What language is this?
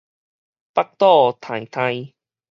Min Nan Chinese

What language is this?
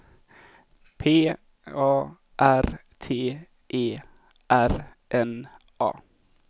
Swedish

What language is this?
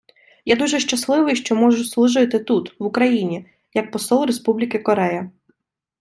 Ukrainian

